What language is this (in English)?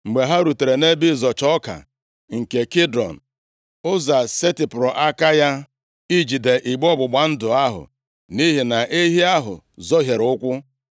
Igbo